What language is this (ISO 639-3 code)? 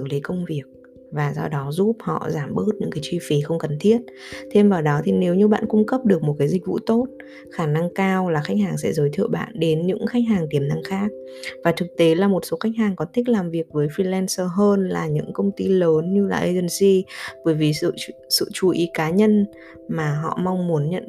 vie